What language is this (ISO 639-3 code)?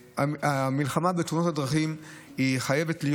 heb